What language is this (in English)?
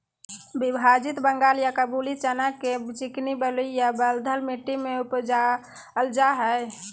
Magahi